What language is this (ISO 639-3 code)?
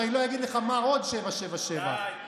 heb